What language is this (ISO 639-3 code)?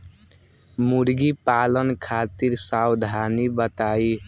bho